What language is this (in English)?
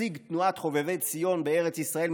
Hebrew